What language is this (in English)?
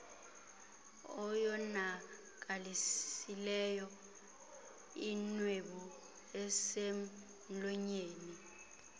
Xhosa